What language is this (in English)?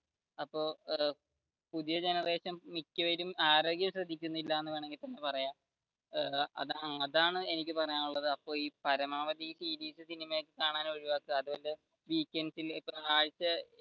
Malayalam